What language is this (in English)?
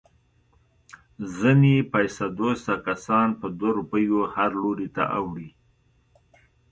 Pashto